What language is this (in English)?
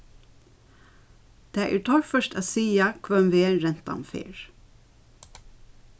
Faroese